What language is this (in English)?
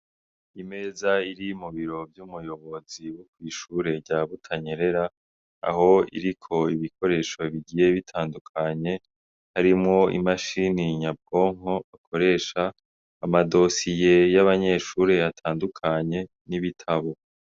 Rundi